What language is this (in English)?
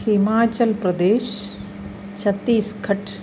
Malayalam